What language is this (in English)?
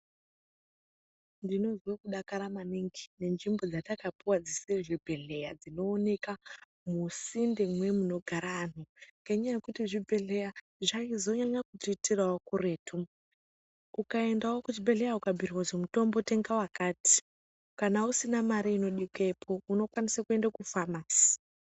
Ndau